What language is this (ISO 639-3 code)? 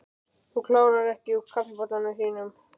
isl